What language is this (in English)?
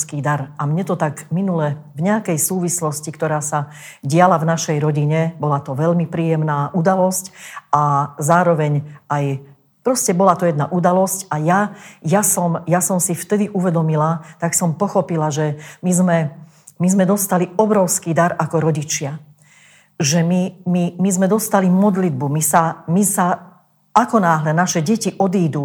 Slovak